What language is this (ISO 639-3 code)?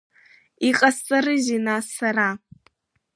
abk